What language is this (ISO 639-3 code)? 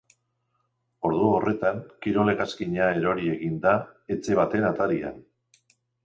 eus